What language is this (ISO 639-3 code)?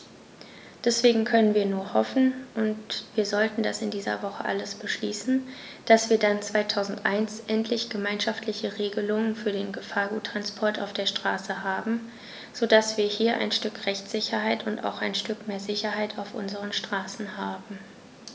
deu